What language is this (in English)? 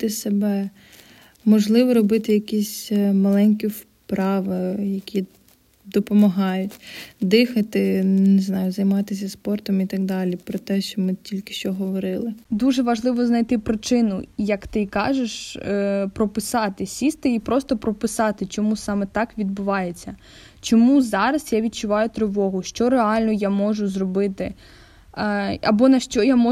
Ukrainian